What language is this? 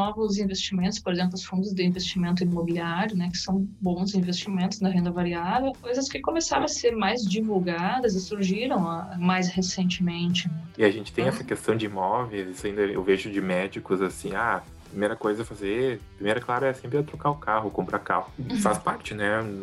Portuguese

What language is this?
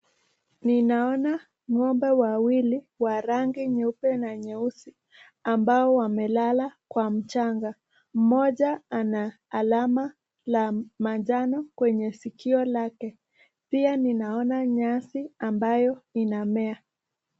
Swahili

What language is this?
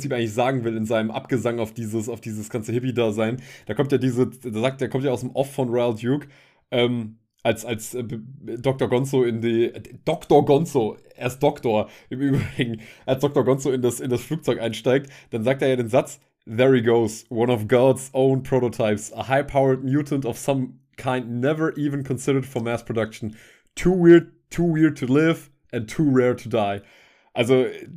German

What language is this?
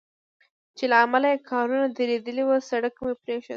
Pashto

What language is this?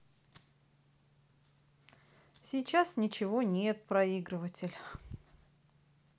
Russian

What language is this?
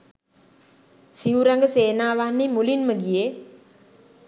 Sinhala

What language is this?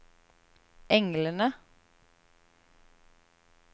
Norwegian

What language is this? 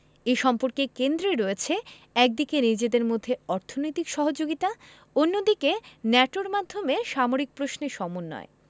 Bangla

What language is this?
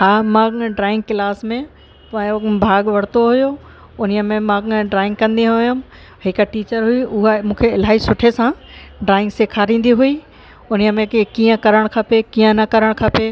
Sindhi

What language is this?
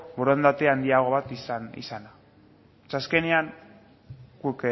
Basque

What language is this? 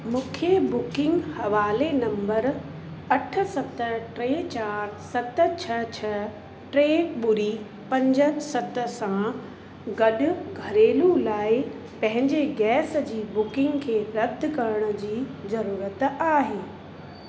Sindhi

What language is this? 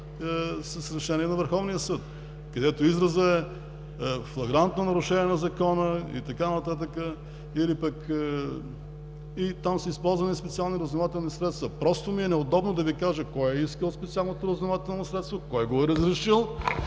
Bulgarian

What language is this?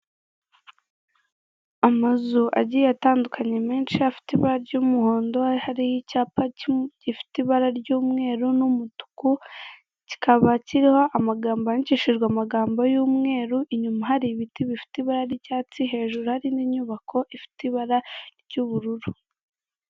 Kinyarwanda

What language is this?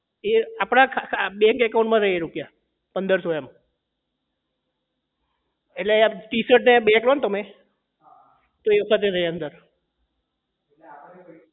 Gujarati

